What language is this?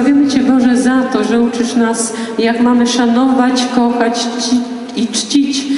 Polish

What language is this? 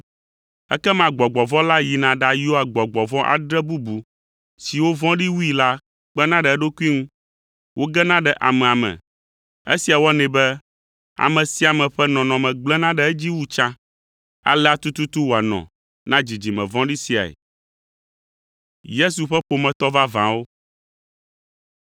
Ewe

